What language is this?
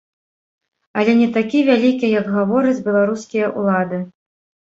Belarusian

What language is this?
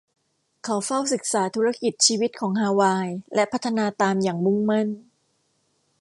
Thai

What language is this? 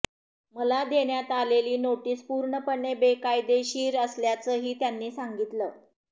Marathi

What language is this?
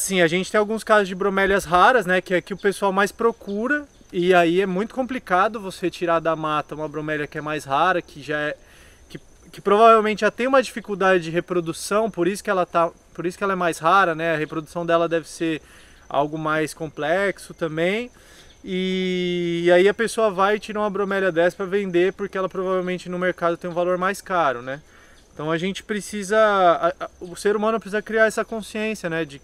Portuguese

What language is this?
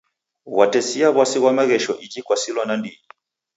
Taita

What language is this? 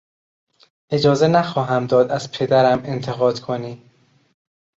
Persian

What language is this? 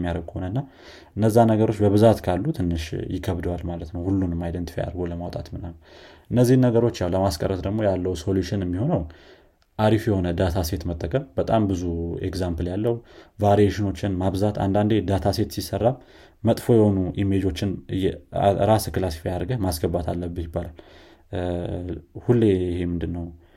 Amharic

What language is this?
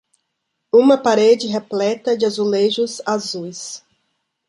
Portuguese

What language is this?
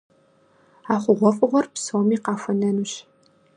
Kabardian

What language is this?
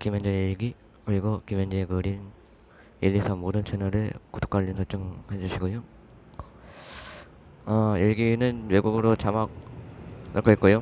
Korean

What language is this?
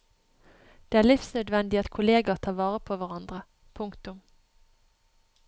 Norwegian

